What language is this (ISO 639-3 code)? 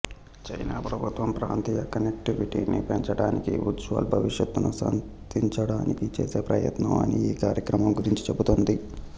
tel